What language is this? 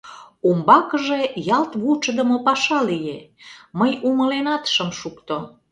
Mari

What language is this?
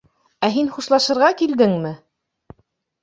Bashkir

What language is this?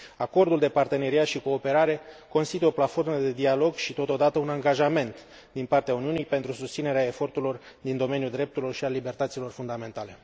Romanian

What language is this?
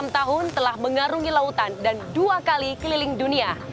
Indonesian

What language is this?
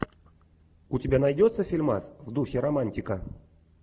Russian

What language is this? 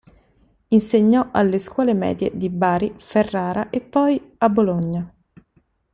Italian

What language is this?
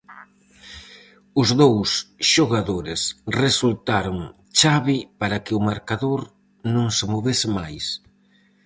Galician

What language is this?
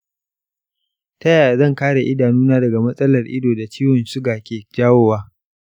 Hausa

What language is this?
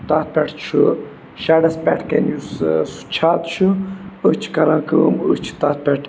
Kashmiri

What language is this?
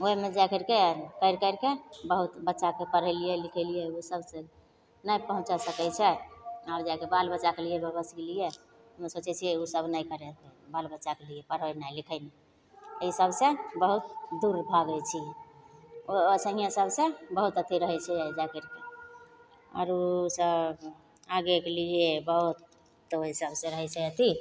Maithili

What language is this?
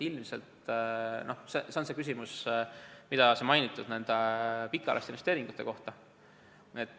Estonian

